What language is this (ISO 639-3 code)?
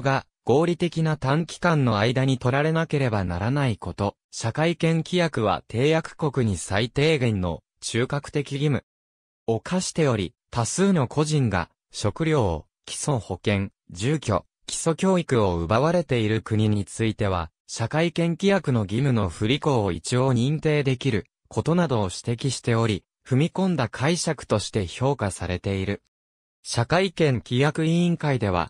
jpn